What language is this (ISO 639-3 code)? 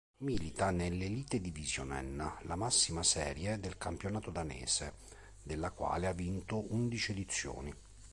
ita